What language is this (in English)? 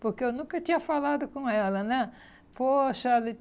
Portuguese